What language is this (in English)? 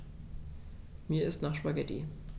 German